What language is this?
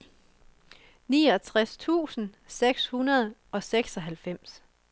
Danish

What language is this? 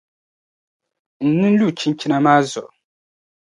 Dagbani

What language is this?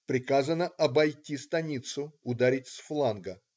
Russian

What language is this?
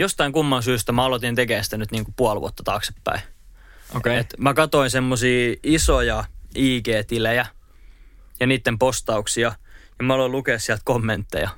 Finnish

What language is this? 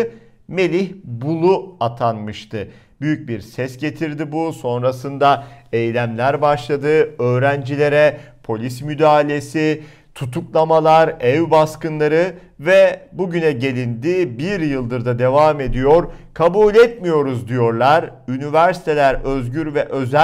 Turkish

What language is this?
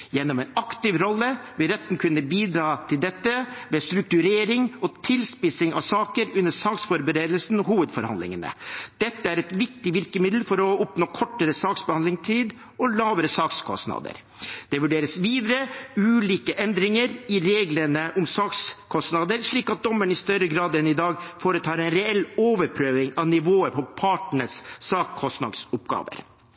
Norwegian Bokmål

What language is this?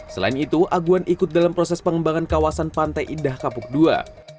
Indonesian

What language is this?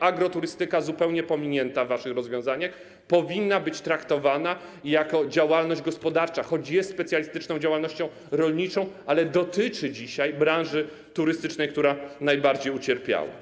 Polish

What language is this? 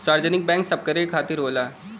Bhojpuri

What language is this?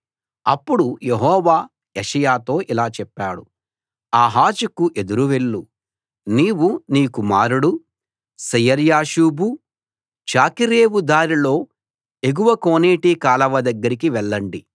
Telugu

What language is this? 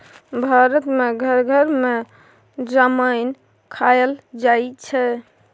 Maithili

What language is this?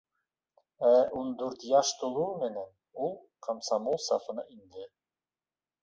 Bashkir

